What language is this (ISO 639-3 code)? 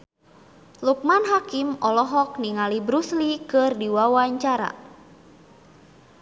sun